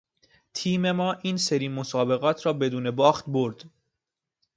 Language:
Persian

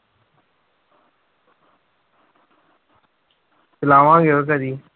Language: Punjabi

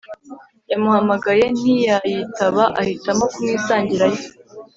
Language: Kinyarwanda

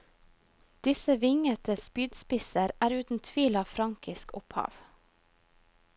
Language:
Norwegian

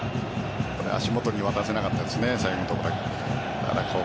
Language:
Japanese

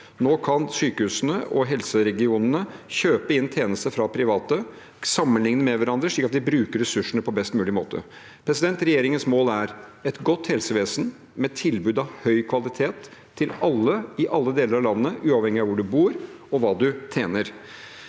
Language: Norwegian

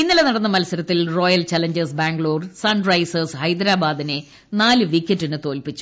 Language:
Malayalam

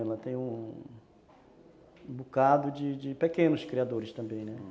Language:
Portuguese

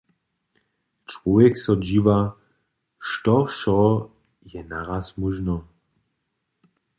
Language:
Upper Sorbian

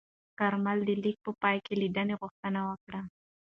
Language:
Pashto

